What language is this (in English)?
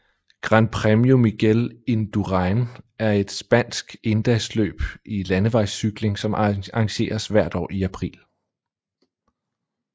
Danish